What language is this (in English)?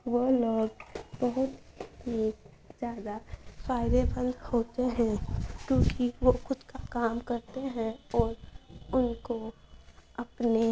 Urdu